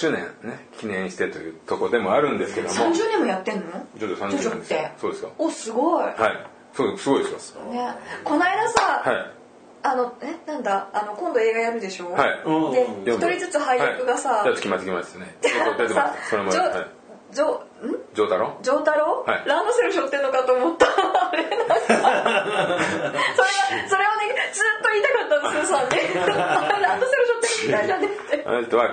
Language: Japanese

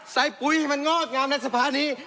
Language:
Thai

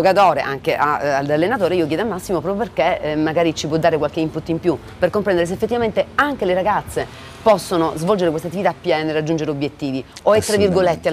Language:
Italian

